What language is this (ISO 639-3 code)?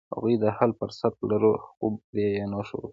pus